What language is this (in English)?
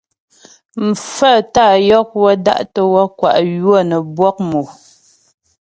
Ghomala